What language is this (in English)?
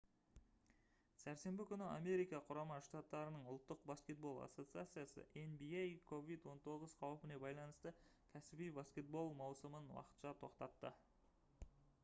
Kazakh